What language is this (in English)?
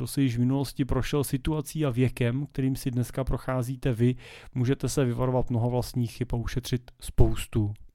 Czech